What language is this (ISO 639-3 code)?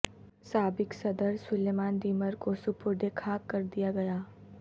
urd